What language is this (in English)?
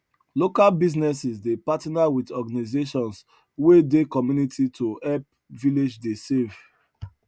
Nigerian Pidgin